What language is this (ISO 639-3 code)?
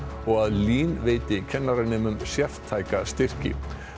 isl